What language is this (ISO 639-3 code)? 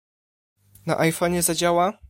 pol